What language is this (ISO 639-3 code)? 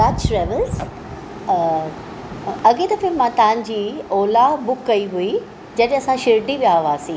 snd